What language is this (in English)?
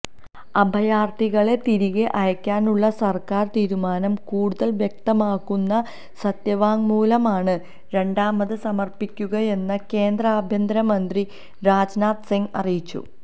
Malayalam